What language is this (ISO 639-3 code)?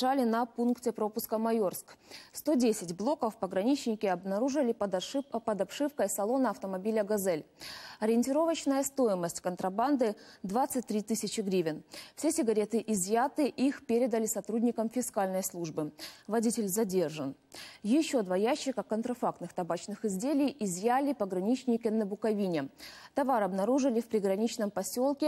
rus